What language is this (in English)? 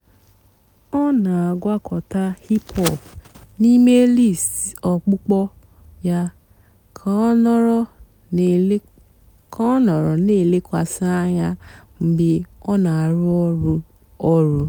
Igbo